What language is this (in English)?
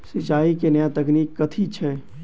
Maithili